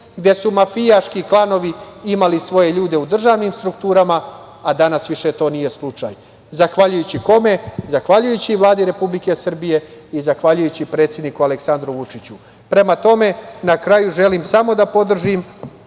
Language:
Serbian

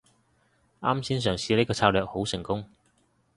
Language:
Cantonese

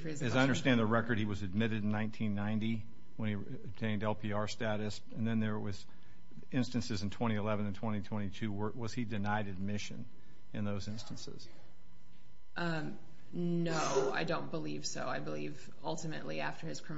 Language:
English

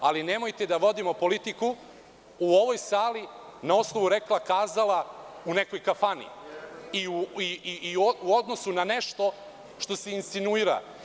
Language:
Serbian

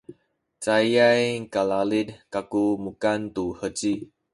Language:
Sakizaya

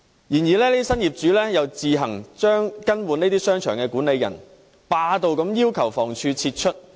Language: Cantonese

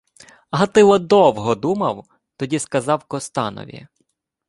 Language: Ukrainian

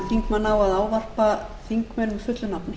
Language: Icelandic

